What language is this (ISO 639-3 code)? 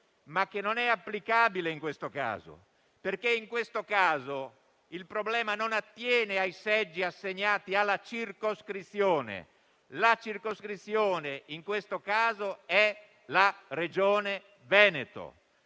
ita